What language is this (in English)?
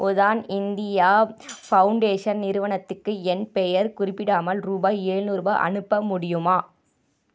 Tamil